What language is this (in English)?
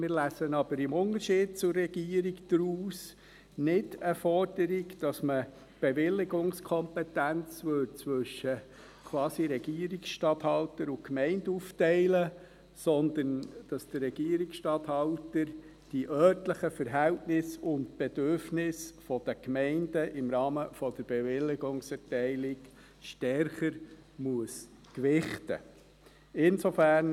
Swiss German